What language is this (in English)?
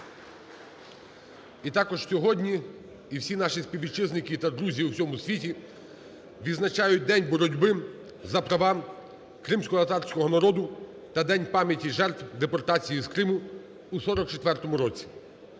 Ukrainian